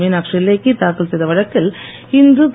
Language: Tamil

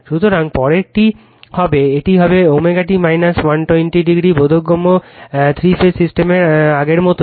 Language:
Bangla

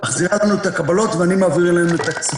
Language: Hebrew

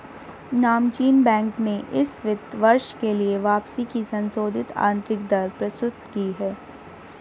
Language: Hindi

